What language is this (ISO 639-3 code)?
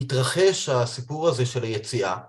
heb